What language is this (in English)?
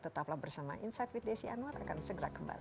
Indonesian